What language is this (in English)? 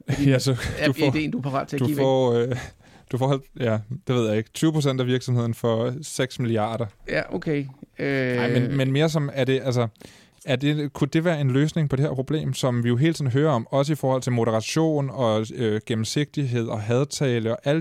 Danish